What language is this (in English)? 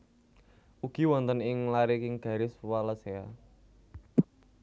Javanese